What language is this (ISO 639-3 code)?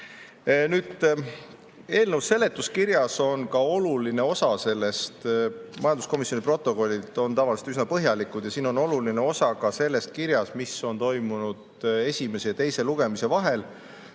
est